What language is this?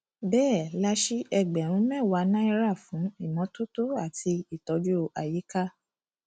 Yoruba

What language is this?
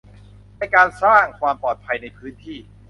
Thai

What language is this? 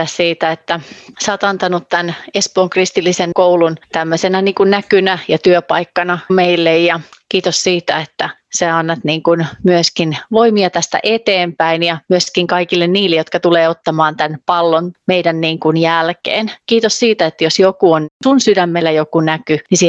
Finnish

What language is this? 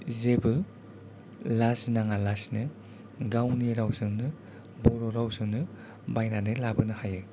Bodo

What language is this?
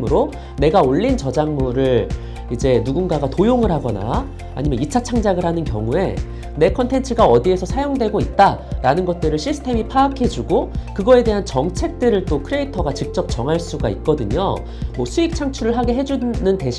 Korean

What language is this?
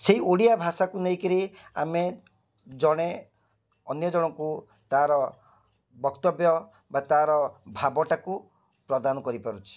Odia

